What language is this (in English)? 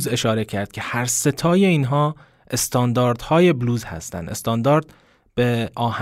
Persian